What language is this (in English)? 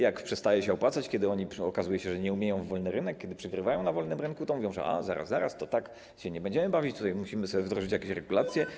Polish